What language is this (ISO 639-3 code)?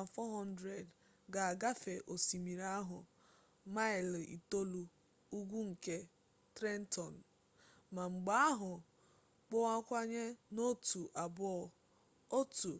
ibo